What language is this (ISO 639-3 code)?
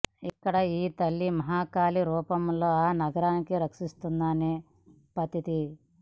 tel